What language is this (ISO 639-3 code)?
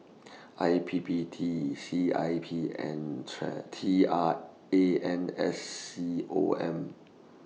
eng